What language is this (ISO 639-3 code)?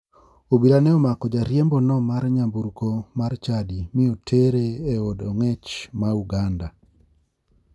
luo